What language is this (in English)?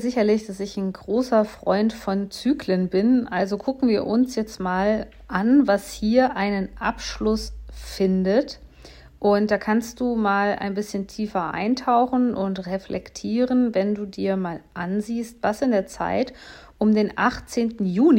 German